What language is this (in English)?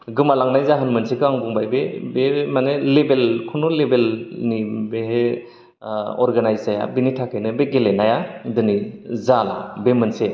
Bodo